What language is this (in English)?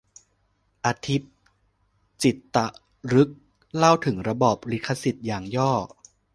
Thai